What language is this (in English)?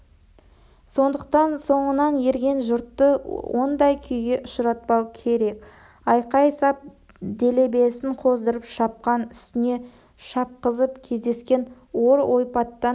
Kazakh